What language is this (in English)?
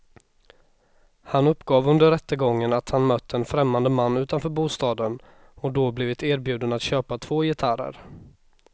Swedish